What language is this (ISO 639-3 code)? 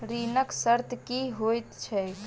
mai